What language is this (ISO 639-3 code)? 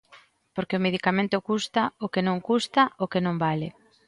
glg